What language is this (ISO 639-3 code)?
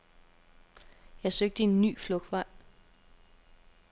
dan